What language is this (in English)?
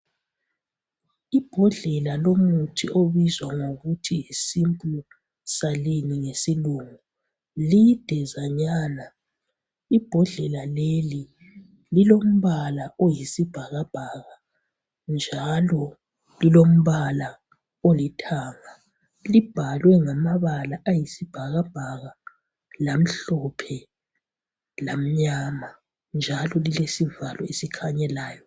North Ndebele